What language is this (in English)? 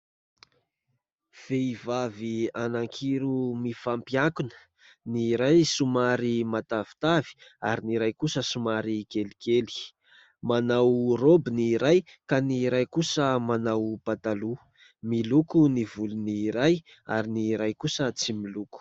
Malagasy